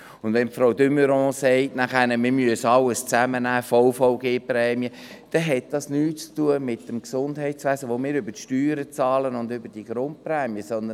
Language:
Swiss German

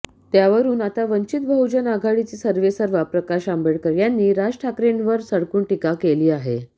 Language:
Marathi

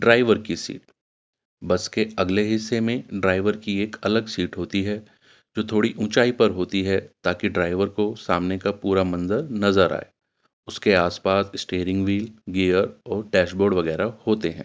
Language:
Urdu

